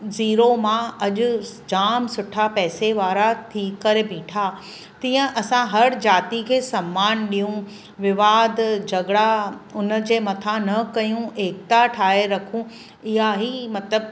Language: Sindhi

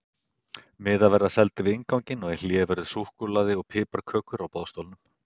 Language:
Icelandic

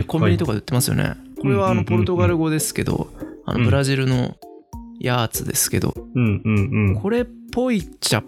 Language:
Japanese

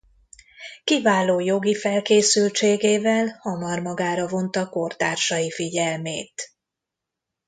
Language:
Hungarian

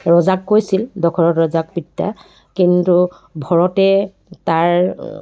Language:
Assamese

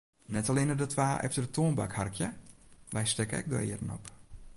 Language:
Western Frisian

